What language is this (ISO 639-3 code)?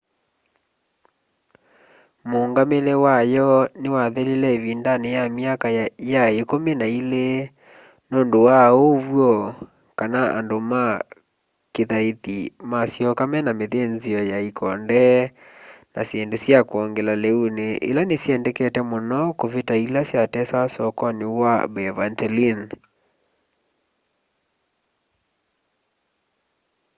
kam